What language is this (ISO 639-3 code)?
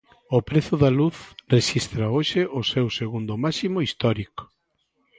glg